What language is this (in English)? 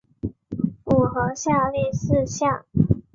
Chinese